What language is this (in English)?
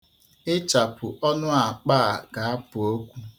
Igbo